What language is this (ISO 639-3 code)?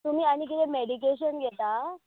kok